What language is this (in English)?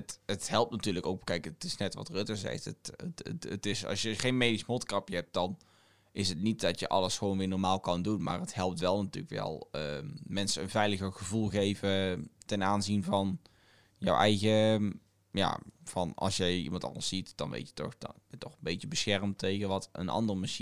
Dutch